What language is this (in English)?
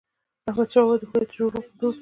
Pashto